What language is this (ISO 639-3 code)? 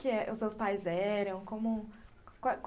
por